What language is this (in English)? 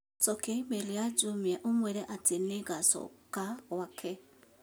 Kikuyu